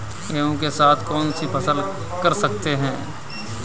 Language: Hindi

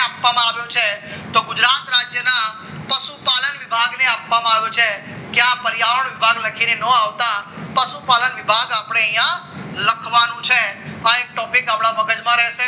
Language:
Gujarati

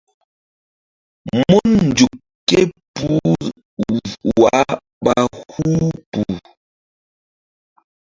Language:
Mbum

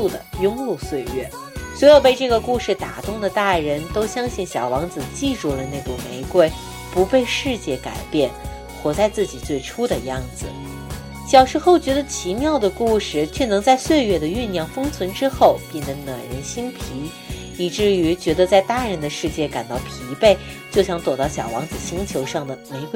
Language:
Chinese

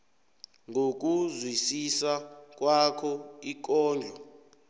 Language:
South Ndebele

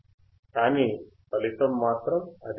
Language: Telugu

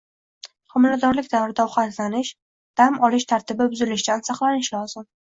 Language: Uzbek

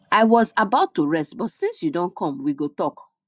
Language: Nigerian Pidgin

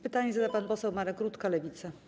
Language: Polish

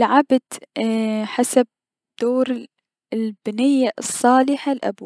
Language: Mesopotamian Arabic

